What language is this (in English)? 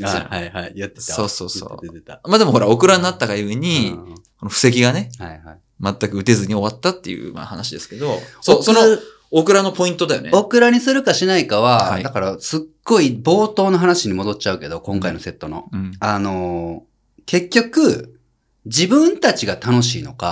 Japanese